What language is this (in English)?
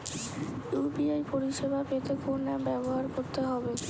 Bangla